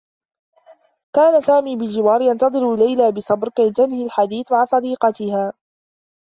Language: Arabic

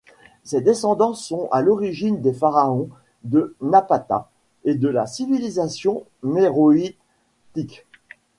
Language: French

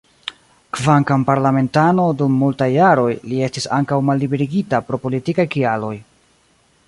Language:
Esperanto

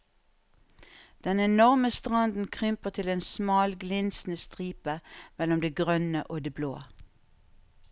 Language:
Norwegian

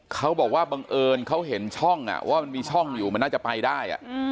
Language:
Thai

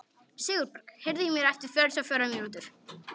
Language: Icelandic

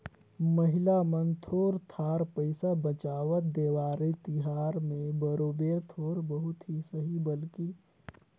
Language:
Chhattisgarhi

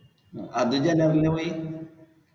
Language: Malayalam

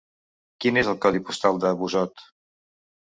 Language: Catalan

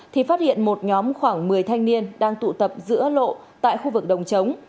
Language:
Vietnamese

